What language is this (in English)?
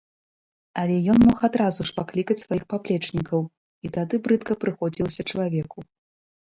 Belarusian